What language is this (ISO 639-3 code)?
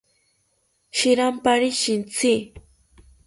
cpy